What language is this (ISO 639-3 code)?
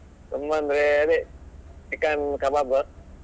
kan